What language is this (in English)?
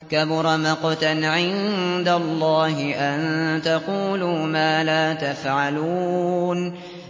Arabic